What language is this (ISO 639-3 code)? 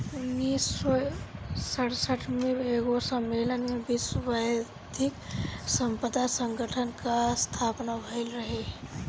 bho